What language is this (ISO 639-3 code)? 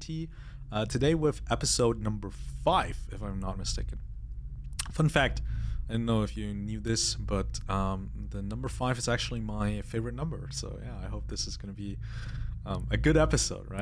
eng